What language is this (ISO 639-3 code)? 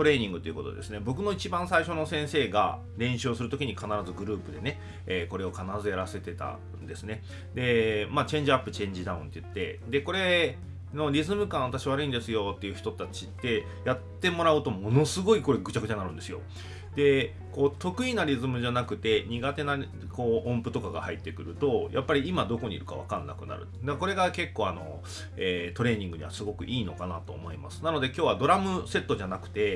jpn